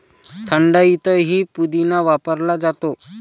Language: Marathi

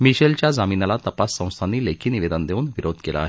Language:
Marathi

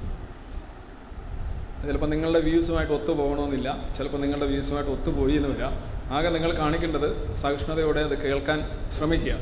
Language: Malayalam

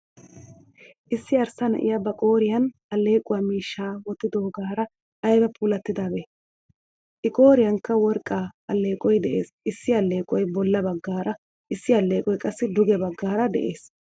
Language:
Wolaytta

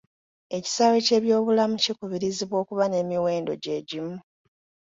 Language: Ganda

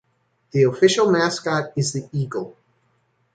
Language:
English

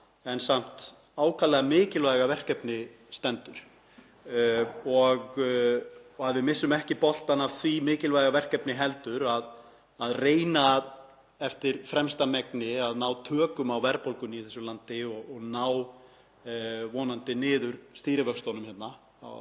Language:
Icelandic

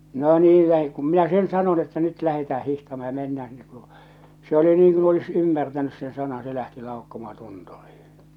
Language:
Finnish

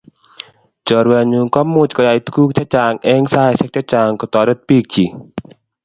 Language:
Kalenjin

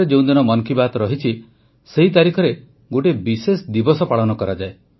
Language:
Odia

